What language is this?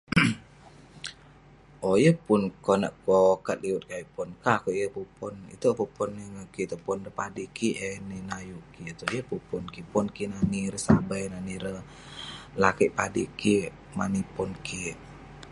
Western Penan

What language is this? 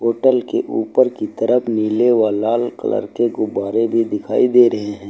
Hindi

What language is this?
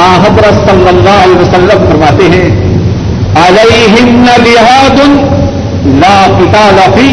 Urdu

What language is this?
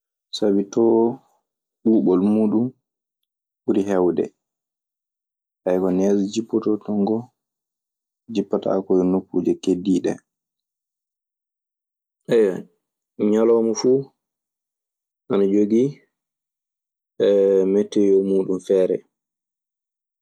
Maasina Fulfulde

